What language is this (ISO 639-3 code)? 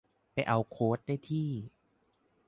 tha